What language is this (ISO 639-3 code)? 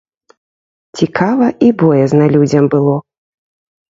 bel